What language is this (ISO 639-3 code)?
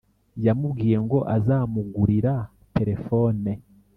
kin